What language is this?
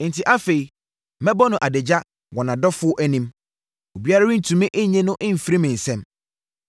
Akan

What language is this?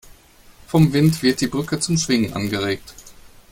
German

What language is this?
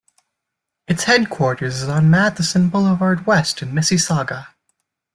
English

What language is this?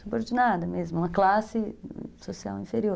Portuguese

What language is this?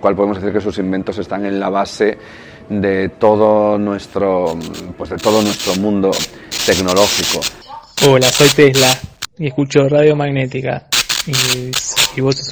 Spanish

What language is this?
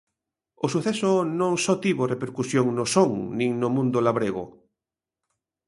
Galician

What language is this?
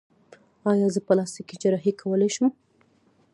Pashto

